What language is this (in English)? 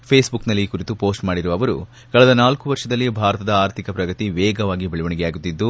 Kannada